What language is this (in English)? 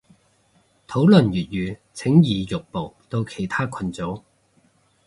Cantonese